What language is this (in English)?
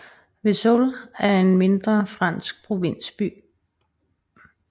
Danish